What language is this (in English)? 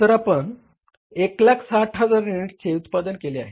Marathi